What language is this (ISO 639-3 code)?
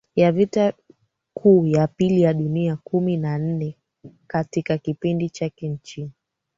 swa